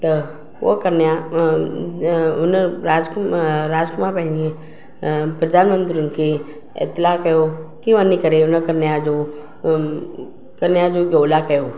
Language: Sindhi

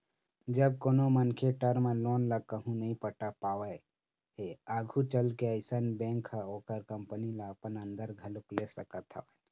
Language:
Chhattisgarhi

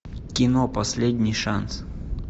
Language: Russian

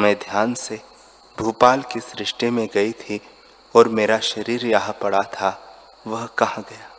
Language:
Hindi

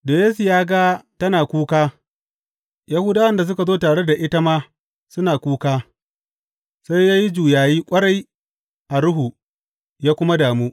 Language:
Hausa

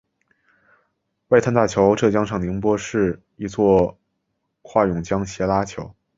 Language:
Chinese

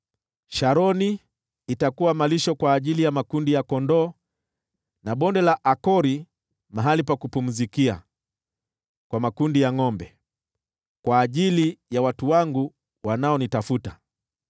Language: Swahili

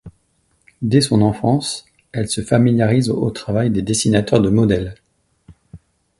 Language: French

